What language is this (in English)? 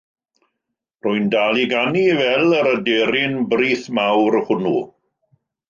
Welsh